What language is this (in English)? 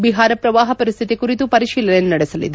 Kannada